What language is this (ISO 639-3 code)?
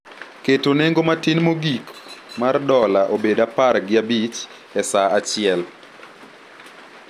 luo